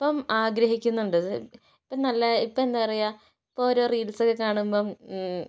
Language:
Malayalam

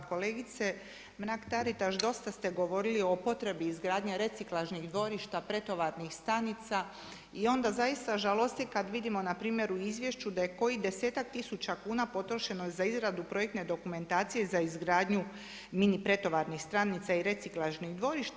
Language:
Croatian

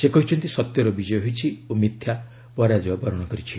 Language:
Odia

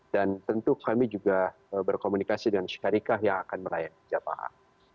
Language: Indonesian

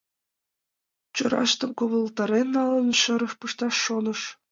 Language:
Mari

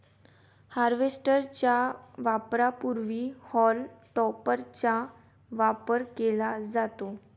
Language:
Marathi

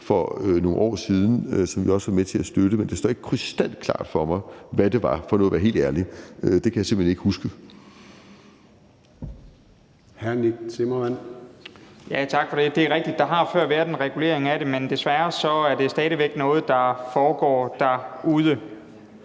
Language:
Danish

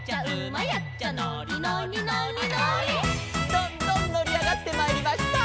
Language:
Japanese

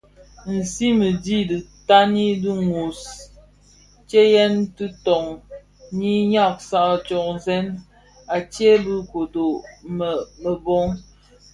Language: Bafia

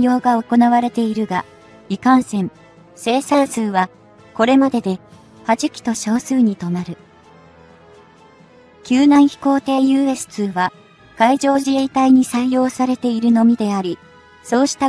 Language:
Japanese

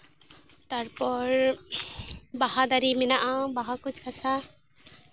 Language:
Santali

